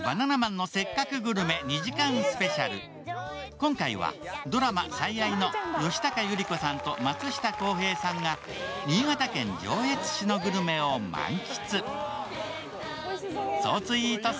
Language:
Japanese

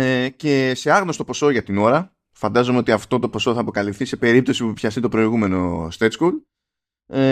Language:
Greek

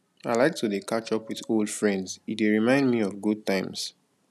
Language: Nigerian Pidgin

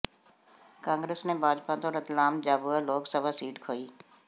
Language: Punjabi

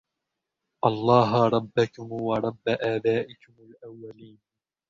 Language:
Arabic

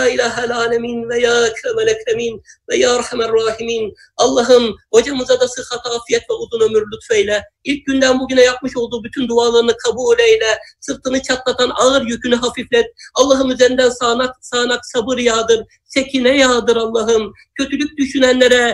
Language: Turkish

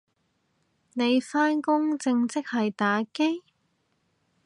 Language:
Cantonese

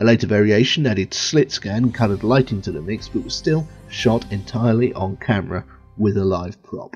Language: English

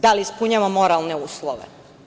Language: Serbian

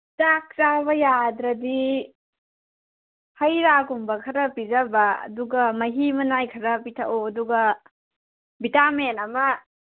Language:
Manipuri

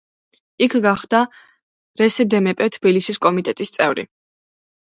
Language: Georgian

